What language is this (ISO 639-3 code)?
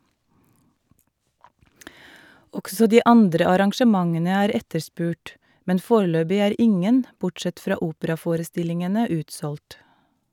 nor